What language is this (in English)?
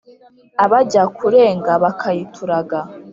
Kinyarwanda